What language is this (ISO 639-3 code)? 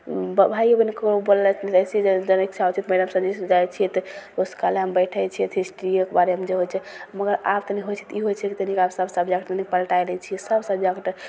mai